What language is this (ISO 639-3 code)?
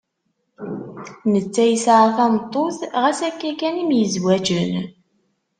kab